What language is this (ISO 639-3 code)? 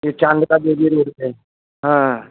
hin